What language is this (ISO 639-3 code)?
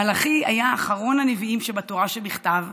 heb